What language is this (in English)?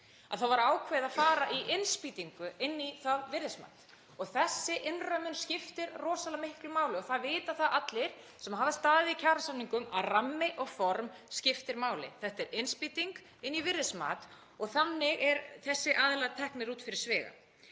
Icelandic